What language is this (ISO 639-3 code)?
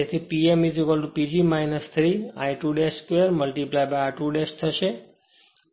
guj